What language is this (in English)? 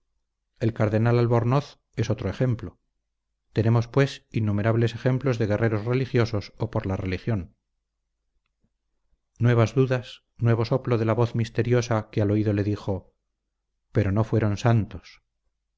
Spanish